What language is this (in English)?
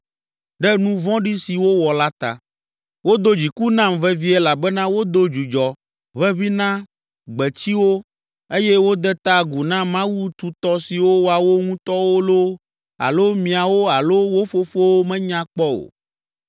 Ewe